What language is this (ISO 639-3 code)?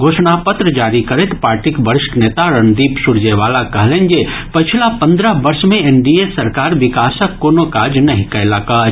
mai